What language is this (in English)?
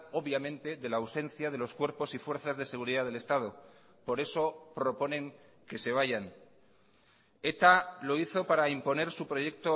Spanish